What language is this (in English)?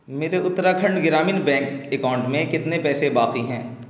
Urdu